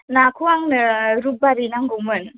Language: Bodo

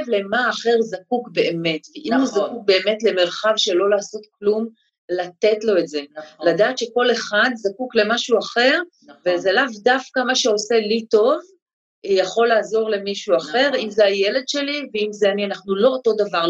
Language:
Hebrew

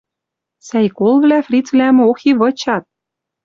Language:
Western Mari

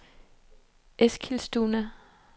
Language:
Danish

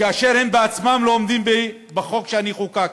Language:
Hebrew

